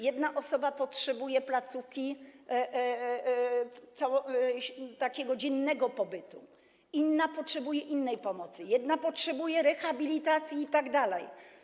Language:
Polish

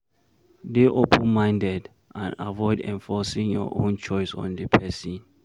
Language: Nigerian Pidgin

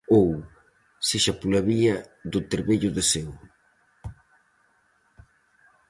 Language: Galician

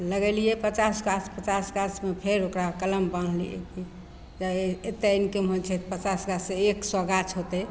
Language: Maithili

